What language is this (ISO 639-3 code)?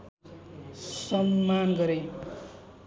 nep